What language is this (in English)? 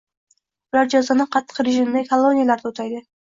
Uzbek